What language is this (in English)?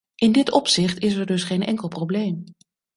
Dutch